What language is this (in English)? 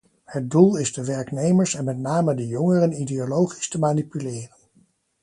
Dutch